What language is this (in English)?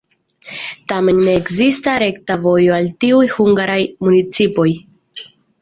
Esperanto